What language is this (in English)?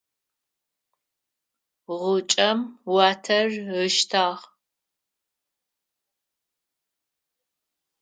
Adyghe